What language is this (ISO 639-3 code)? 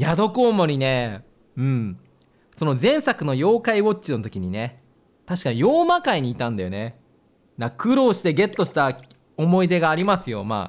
jpn